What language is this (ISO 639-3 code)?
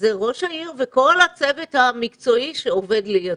heb